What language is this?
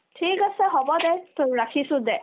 Assamese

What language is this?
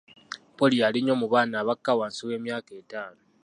Ganda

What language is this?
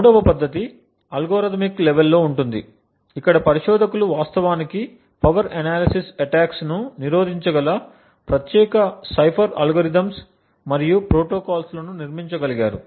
Telugu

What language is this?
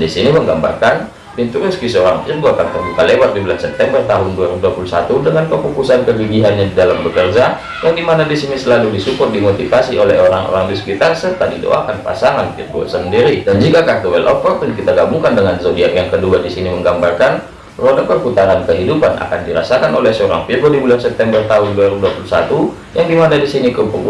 Indonesian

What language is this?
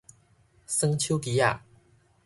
Min Nan Chinese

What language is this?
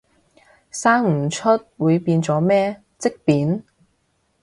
Cantonese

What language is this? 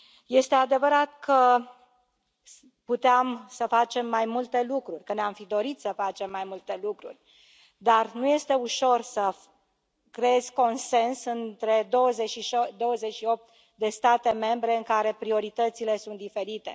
Romanian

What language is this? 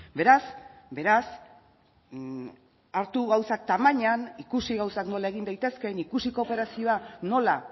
Basque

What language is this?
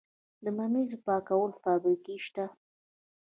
Pashto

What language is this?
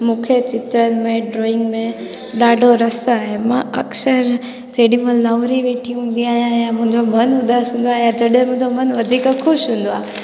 Sindhi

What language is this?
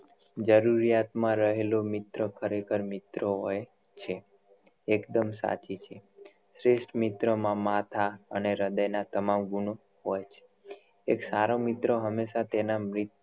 Gujarati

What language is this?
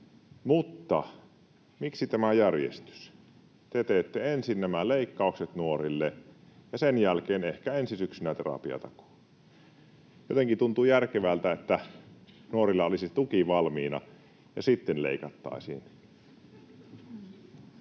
Finnish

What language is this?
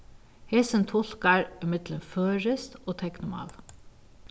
Faroese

